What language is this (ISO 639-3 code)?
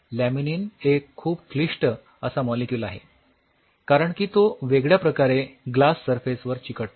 mar